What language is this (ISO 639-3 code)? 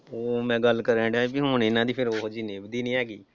pan